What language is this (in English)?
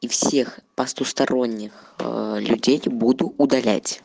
Russian